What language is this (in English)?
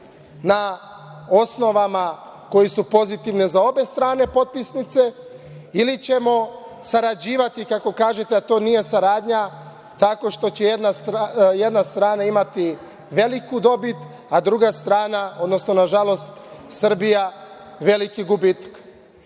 Serbian